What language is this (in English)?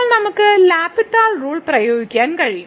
Malayalam